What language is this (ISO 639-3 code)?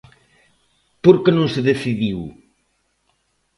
glg